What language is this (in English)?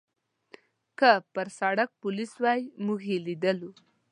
Pashto